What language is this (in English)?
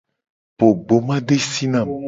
Gen